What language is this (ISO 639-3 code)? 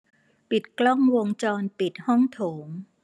tha